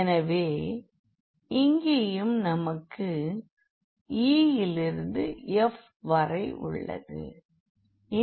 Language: Tamil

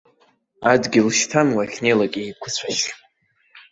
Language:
Abkhazian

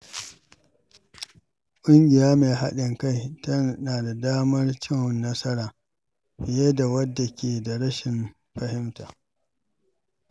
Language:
Hausa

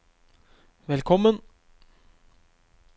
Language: Norwegian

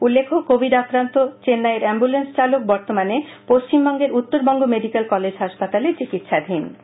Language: Bangla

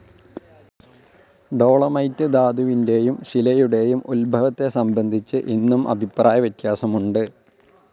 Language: Malayalam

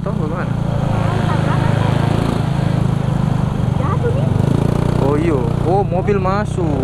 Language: Indonesian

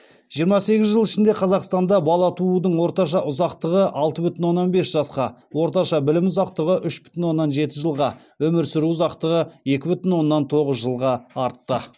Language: Kazakh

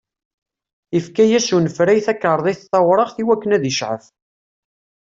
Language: Kabyle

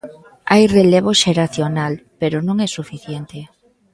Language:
Galician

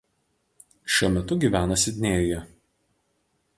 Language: Lithuanian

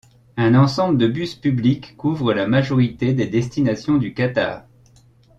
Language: French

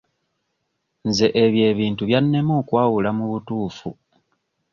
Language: Ganda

